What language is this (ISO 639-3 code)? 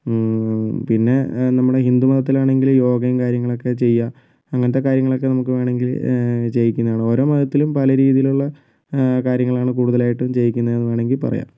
mal